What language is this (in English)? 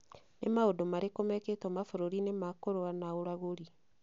Kikuyu